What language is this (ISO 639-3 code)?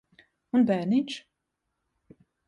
lav